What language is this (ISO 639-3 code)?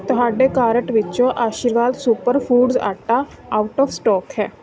pan